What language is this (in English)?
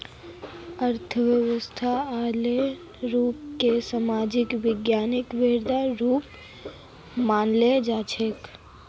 Magahi